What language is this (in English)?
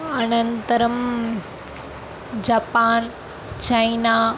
Sanskrit